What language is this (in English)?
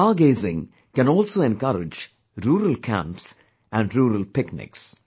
English